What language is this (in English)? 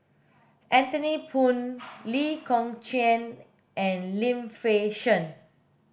English